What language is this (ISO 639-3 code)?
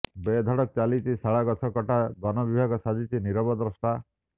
ori